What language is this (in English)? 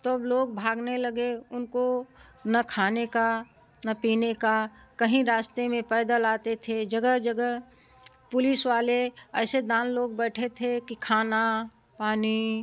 Hindi